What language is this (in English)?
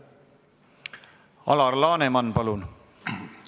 Estonian